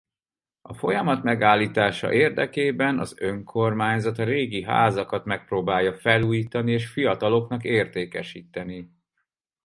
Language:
Hungarian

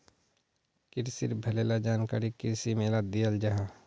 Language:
Magahi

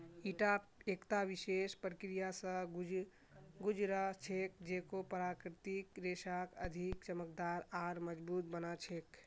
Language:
Magahi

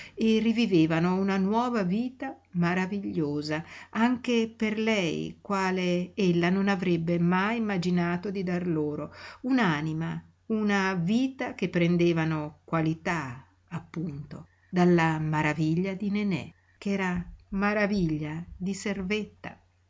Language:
Italian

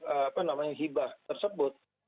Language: Indonesian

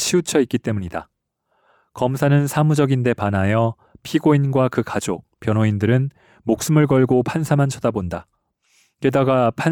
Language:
Korean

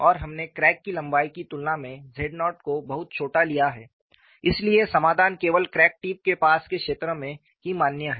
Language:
Hindi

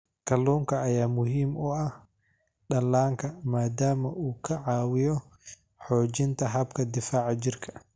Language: Somali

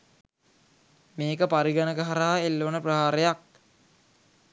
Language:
Sinhala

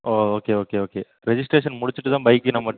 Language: Tamil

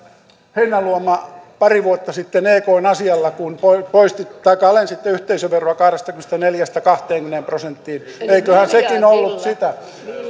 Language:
Finnish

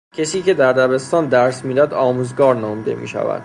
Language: Persian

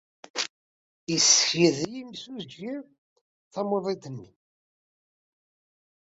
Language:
Kabyle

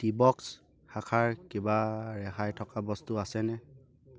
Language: Assamese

